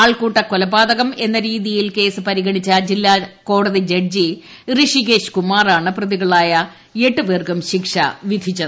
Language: Malayalam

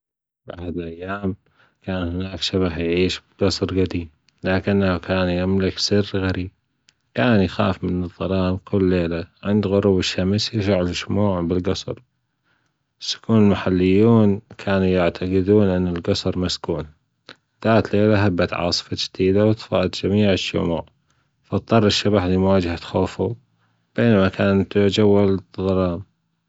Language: Gulf Arabic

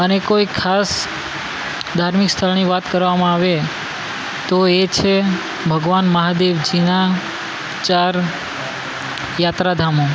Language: Gujarati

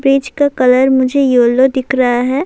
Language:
Urdu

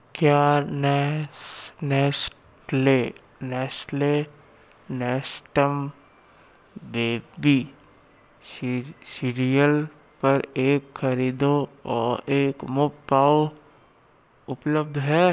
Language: Hindi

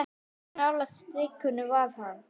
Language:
Icelandic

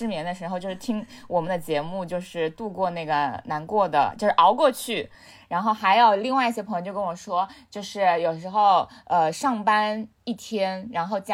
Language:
Chinese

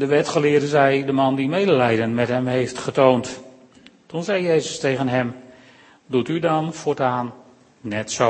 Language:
Dutch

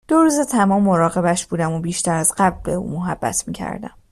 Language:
Persian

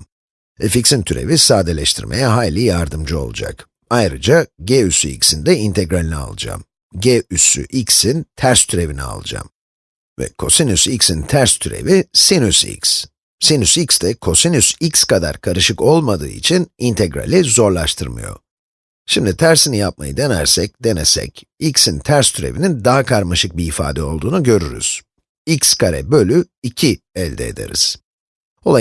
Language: Turkish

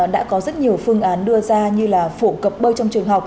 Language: Vietnamese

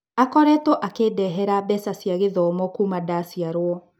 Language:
Kikuyu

